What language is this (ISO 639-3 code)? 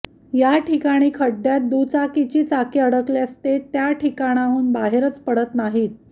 mar